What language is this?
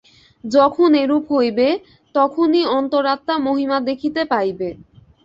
Bangla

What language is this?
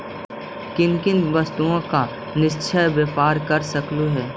Magahi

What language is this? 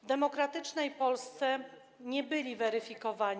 Polish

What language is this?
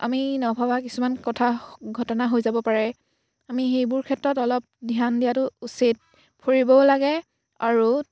Assamese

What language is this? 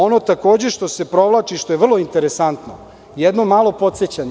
Serbian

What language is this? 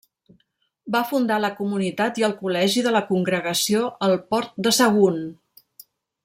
Catalan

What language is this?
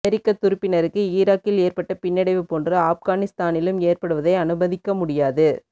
Tamil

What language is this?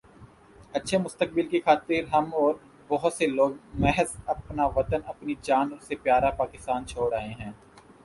Urdu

